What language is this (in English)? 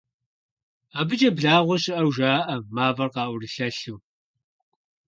Kabardian